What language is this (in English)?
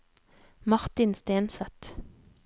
Norwegian